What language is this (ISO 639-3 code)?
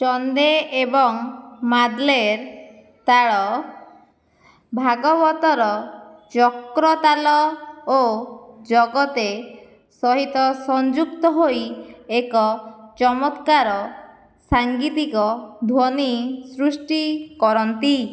ori